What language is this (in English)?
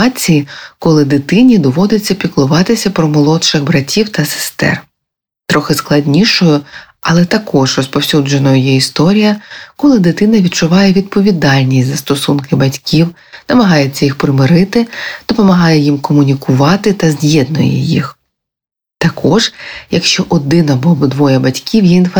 Ukrainian